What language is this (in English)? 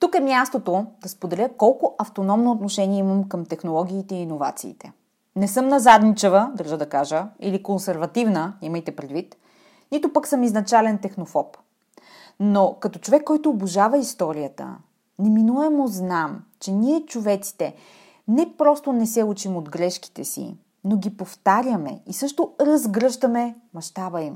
Bulgarian